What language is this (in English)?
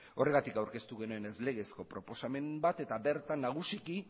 Basque